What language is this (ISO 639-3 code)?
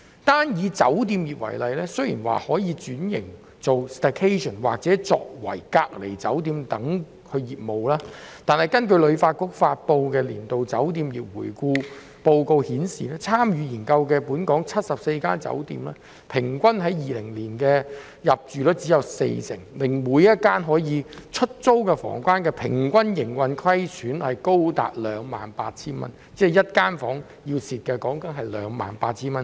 yue